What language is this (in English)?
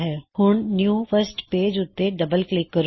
Punjabi